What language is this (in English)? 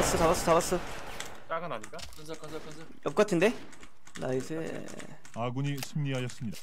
Korean